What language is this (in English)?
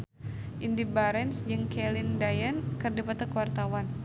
Sundanese